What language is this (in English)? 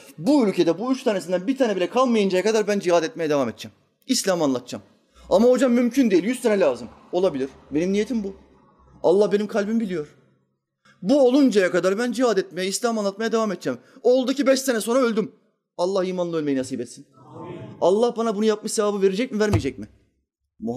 Turkish